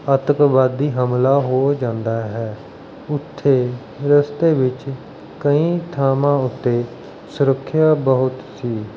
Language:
Punjabi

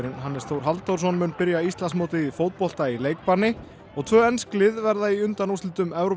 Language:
Icelandic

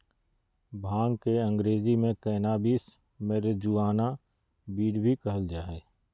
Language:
Magahi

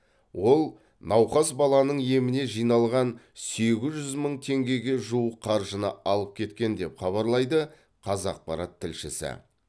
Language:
Kazakh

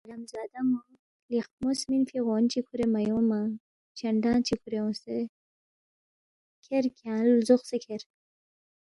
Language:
Balti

